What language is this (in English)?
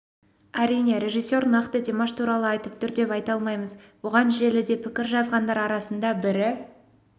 Kazakh